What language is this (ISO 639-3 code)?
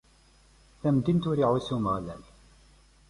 kab